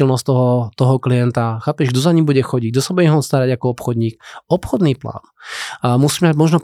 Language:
Slovak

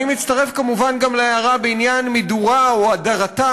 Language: Hebrew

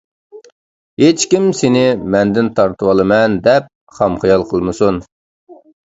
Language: Uyghur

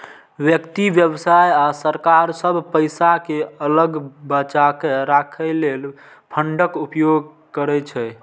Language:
Maithili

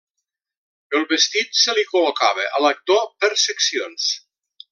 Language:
Catalan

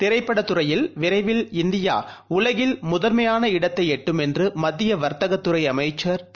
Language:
Tamil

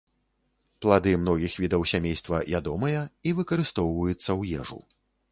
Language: Belarusian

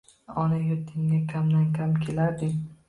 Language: Uzbek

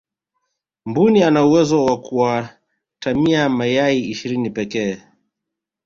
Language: Swahili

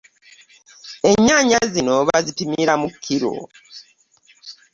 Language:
Ganda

